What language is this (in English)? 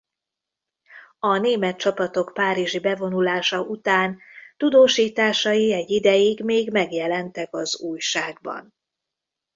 Hungarian